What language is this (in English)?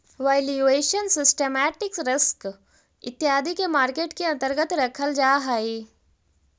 Magahi